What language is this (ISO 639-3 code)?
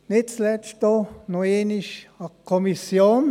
gsw